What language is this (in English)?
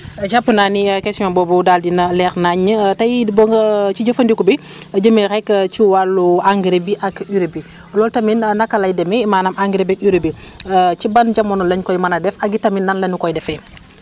Wolof